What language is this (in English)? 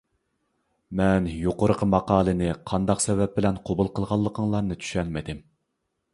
Uyghur